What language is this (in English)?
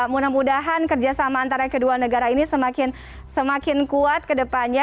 Indonesian